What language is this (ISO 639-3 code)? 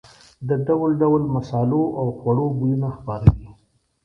pus